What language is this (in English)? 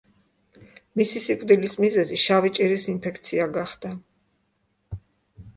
Georgian